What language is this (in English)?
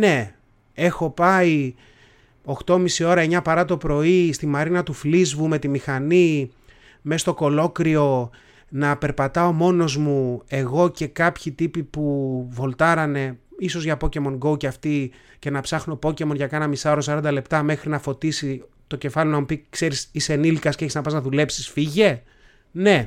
Greek